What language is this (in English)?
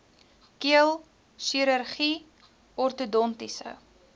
Afrikaans